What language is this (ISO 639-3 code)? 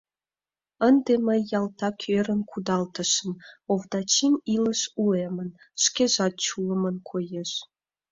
chm